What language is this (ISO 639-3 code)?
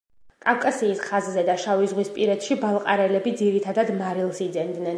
kat